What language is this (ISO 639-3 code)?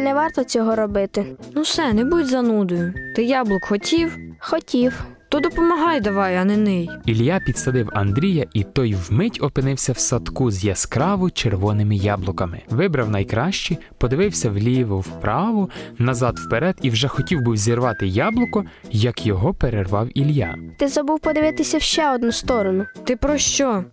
ukr